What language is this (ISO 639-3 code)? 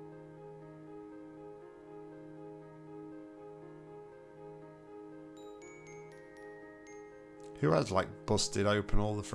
eng